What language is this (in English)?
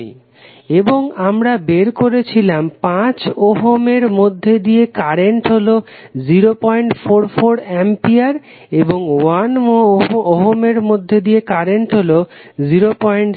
Bangla